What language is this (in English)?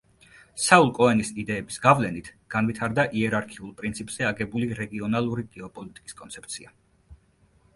Georgian